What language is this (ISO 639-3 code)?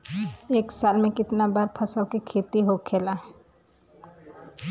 bho